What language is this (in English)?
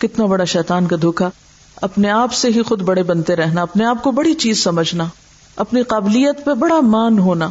Urdu